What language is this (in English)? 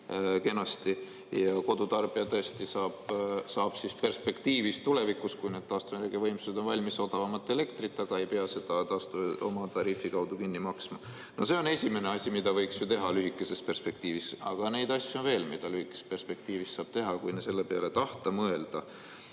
Estonian